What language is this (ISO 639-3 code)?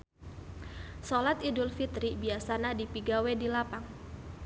sun